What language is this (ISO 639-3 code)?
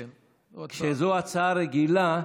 heb